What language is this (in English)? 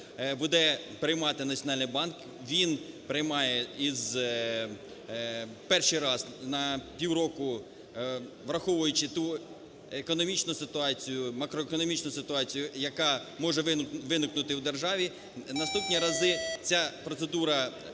Ukrainian